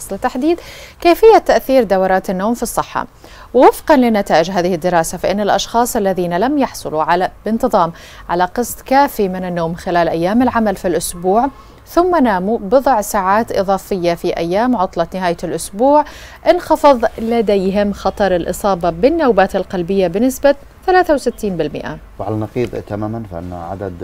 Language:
Arabic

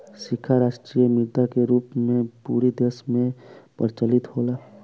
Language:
Bhojpuri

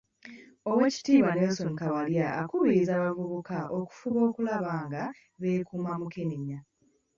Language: Ganda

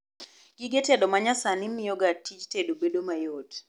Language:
Luo (Kenya and Tanzania)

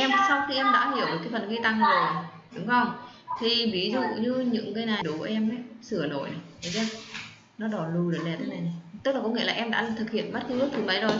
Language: Vietnamese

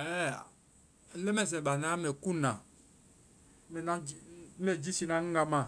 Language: Vai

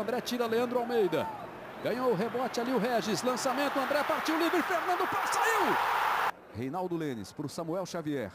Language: Portuguese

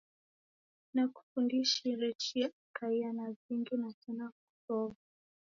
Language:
Taita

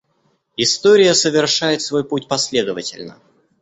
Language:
Russian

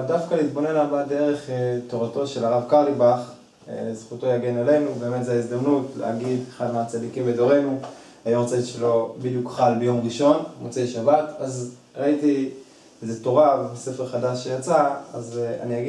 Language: Hebrew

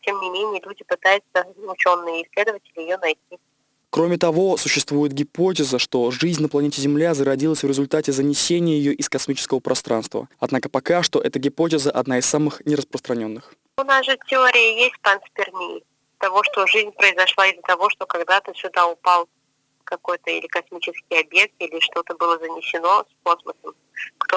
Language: Russian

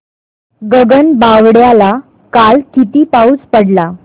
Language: Marathi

